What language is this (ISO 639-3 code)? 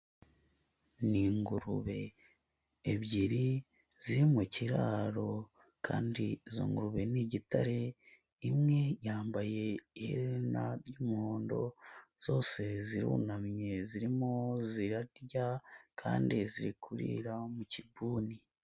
kin